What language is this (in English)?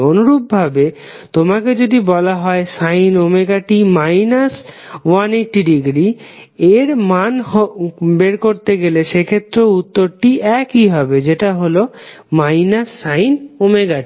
Bangla